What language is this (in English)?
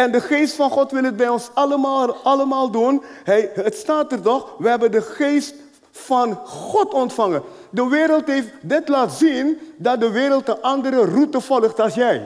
Dutch